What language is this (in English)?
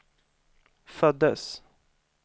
Swedish